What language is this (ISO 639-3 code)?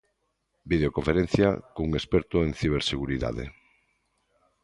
glg